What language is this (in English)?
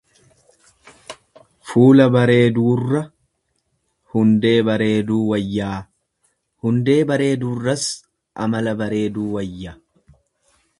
Oromo